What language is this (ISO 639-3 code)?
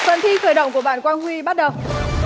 vie